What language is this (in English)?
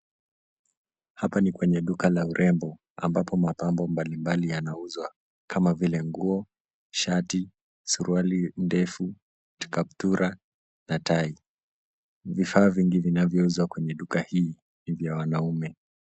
Swahili